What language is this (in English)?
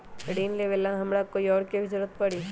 Magahi